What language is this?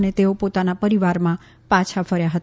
Gujarati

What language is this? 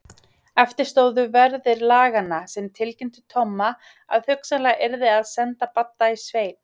Icelandic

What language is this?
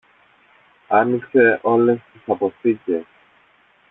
Greek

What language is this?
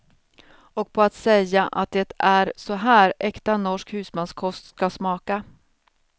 Swedish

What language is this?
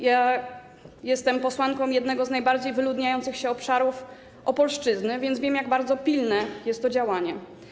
Polish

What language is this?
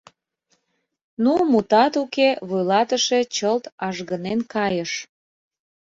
Mari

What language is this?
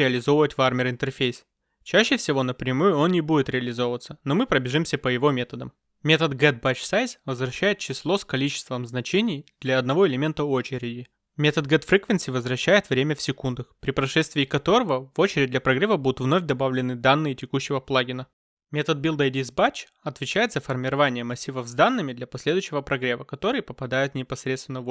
Russian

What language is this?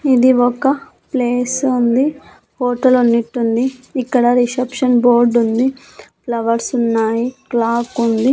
Telugu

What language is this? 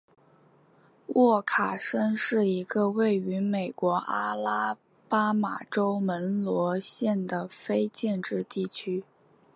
Chinese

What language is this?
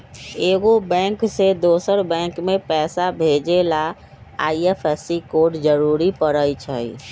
Magahi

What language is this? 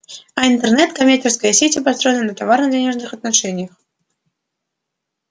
Russian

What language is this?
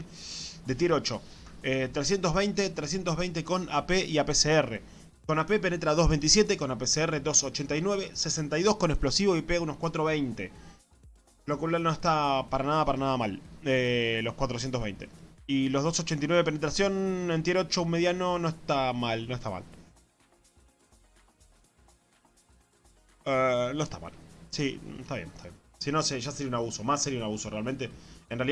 Spanish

